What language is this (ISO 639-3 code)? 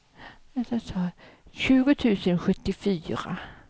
swe